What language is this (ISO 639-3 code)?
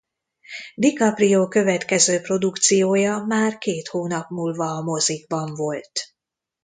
hun